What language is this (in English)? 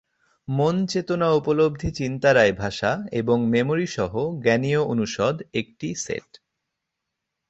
Bangla